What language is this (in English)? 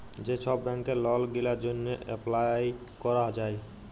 Bangla